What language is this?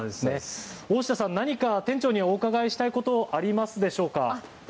Japanese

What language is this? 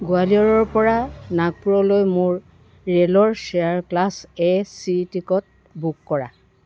Assamese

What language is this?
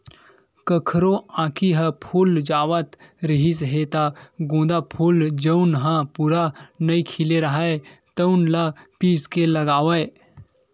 Chhattisgarhi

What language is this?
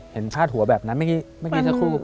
Thai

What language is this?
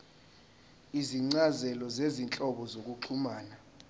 Zulu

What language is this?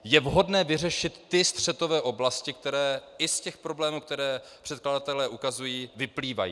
Czech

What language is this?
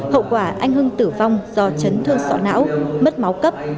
Vietnamese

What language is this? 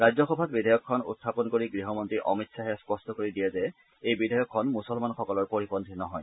Assamese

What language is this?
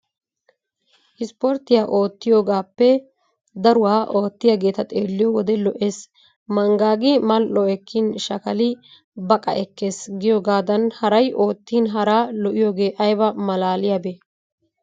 Wolaytta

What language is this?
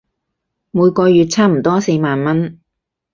Cantonese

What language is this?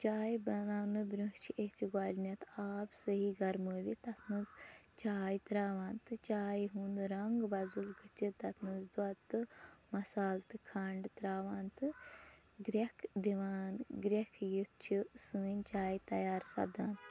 Kashmiri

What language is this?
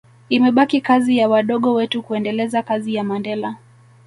Swahili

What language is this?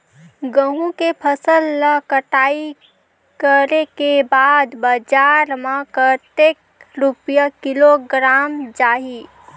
Chhattisgarhi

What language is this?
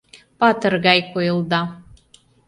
Mari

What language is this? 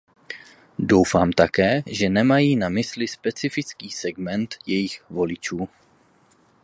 Czech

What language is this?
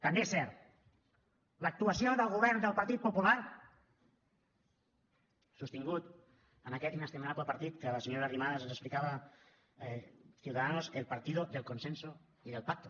Catalan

